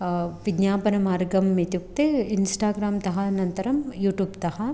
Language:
Sanskrit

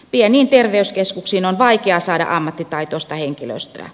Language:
Finnish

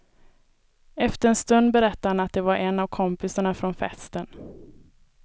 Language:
Swedish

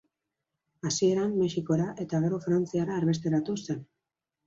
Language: Basque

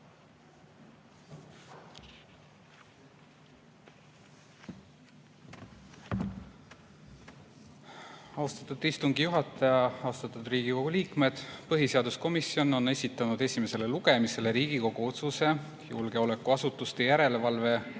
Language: Estonian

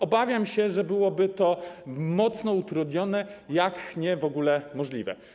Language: Polish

